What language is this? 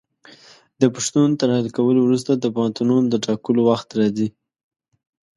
Pashto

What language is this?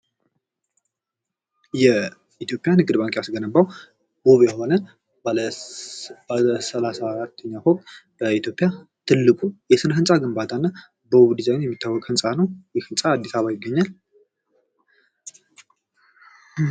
Amharic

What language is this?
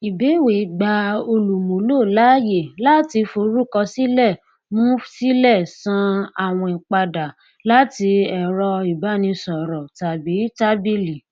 Yoruba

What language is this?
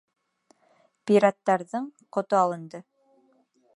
Bashkir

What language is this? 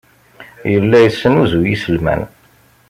Kabyle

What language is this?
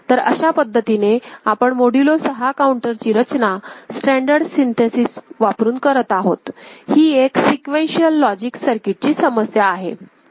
Marathi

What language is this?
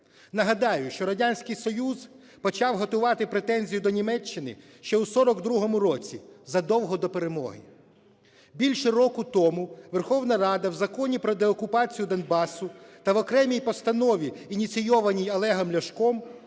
Ukrainian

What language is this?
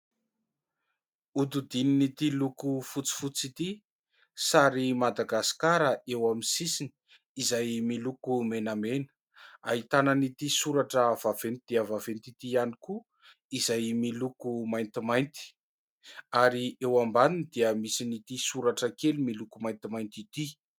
Malagasy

